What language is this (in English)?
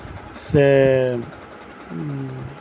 Santali